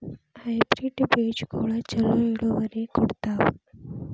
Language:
Kannada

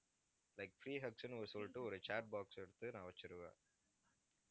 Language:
Tamil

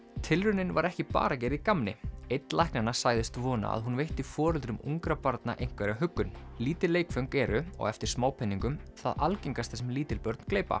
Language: Icelandic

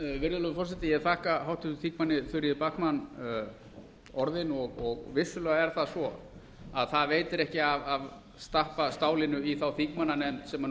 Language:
Icelandic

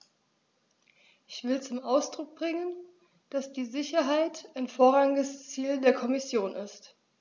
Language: German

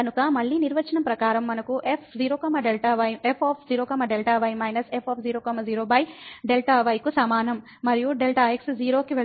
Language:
Telugu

